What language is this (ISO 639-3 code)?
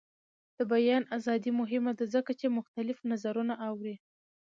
pus